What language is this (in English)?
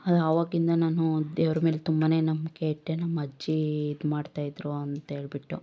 Kannada